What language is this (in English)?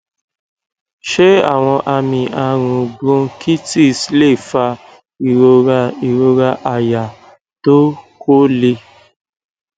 Yoruba